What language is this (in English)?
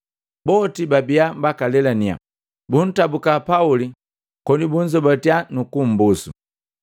Matengo